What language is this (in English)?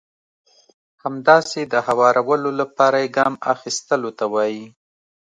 Pashto